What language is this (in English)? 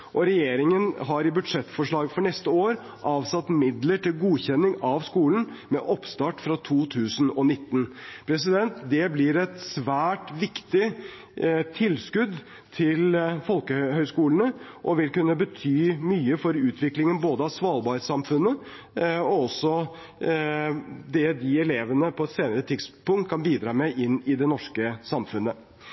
Norwegian Bokmål